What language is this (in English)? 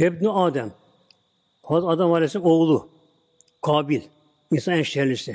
Turkish